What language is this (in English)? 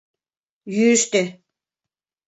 Mari